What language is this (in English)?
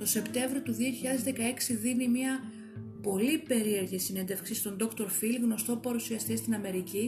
Greek